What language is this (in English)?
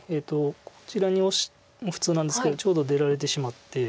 Japanese